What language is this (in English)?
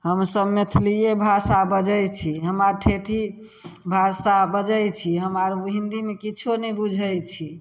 Maithili